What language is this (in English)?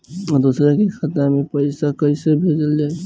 Bhojpuri